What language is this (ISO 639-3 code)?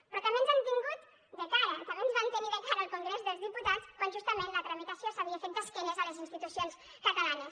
cat